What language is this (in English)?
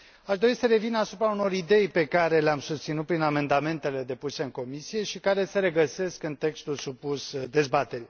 Romanian